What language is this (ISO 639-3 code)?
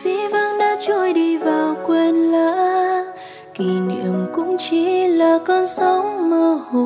vie